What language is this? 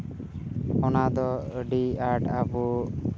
Santali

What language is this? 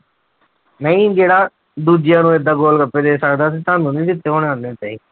Punjabi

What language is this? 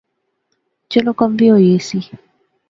Pahari-Potwari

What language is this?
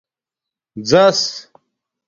Domaaki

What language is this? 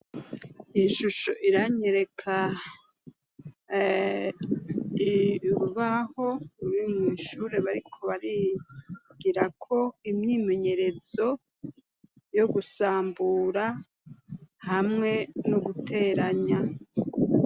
Rundi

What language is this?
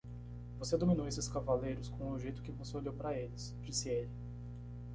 Portuguese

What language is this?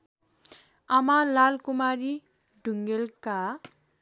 Nepali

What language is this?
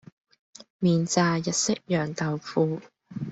Cantonese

